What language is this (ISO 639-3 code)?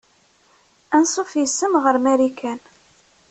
kab